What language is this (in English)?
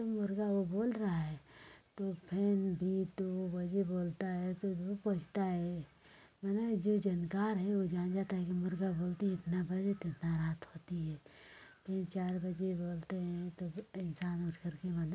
Hindi